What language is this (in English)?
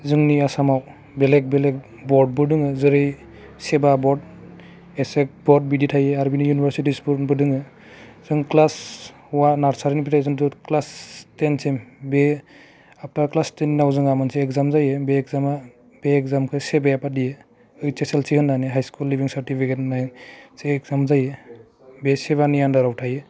Bodo